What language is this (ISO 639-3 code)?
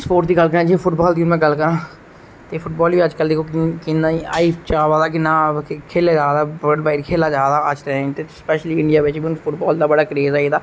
doi